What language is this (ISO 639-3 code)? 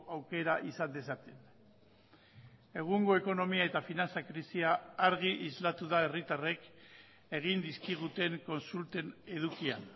eus